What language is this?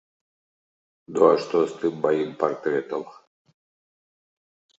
Belarusian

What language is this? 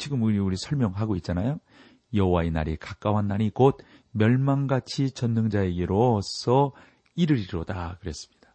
Korean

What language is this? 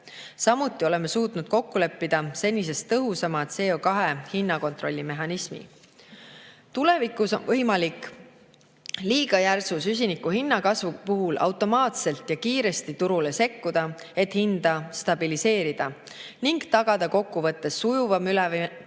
Estonian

